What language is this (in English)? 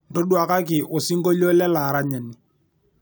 Masai